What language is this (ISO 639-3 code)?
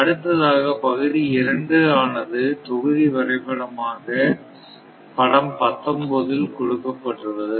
tam